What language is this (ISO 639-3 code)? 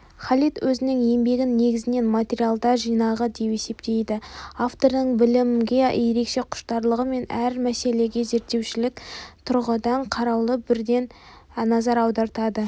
kaz